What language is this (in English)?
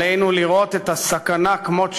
Hebrew